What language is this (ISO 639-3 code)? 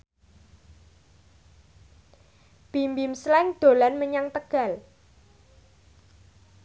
jav